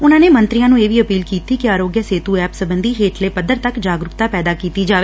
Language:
Punjabi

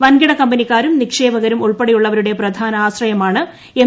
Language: Malayalam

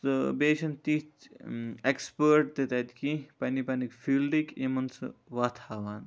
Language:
Kashmiri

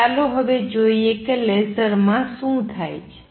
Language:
Gujarati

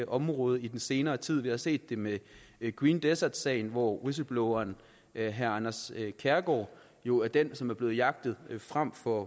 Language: Danish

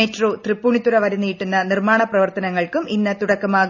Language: Malayalam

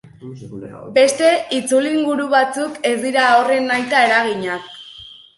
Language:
Basque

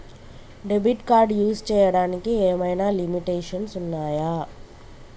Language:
Telugu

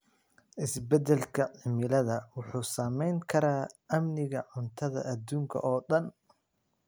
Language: Somali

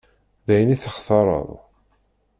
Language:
Kabyle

